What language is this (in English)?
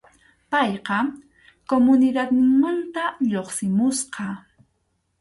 Arequipa-La Unión Quechua